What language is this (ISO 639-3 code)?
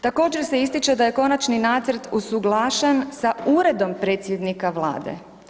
hrv